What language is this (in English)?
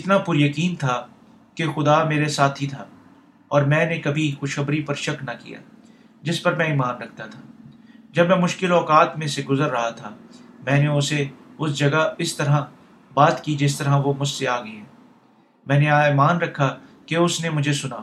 Urdu